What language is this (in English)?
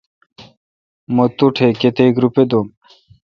Kalkoti